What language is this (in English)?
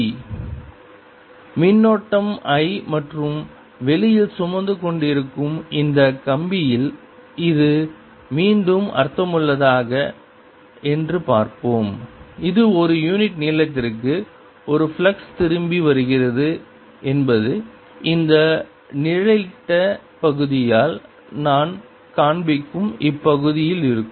Tamil